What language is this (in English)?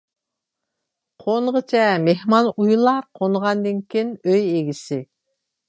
Uyghur